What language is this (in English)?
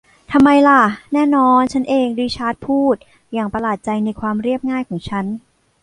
Thai